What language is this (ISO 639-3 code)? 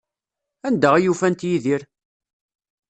kab